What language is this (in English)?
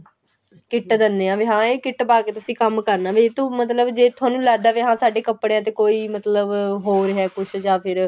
Punjabi